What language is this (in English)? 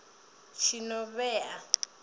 Venda